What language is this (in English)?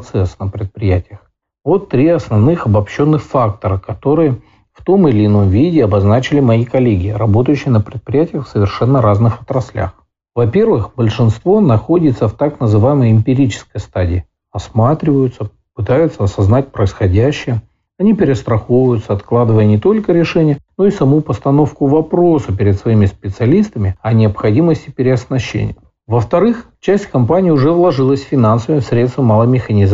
Russian